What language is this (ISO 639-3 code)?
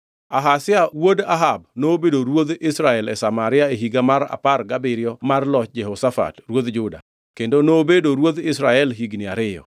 luo